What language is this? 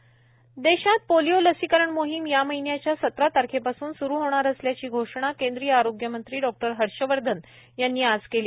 Marathi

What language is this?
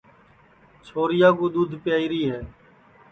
Sansi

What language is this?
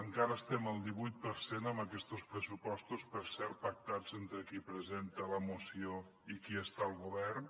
Catalan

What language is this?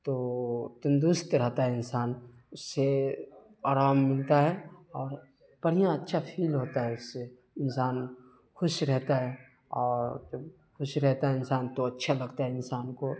Urdu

